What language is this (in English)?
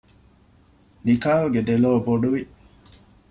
Divehi